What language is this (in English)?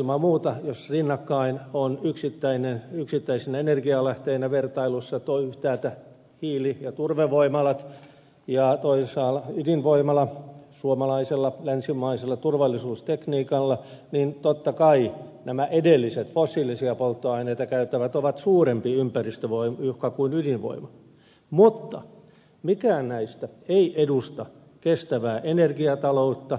Finnish